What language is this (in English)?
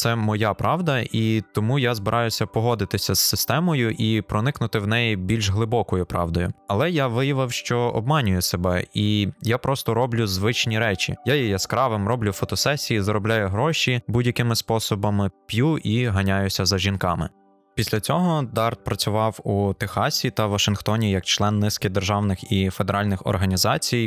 Ukrainian